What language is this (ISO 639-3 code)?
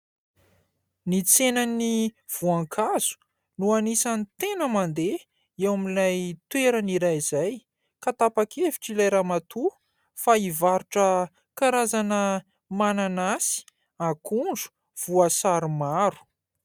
mlg